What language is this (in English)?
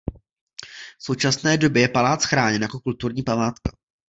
Czech